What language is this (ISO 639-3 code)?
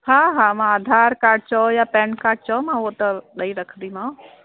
snd